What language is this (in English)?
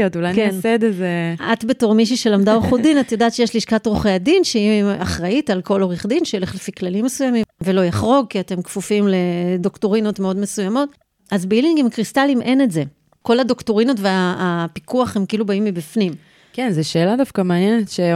Hebrew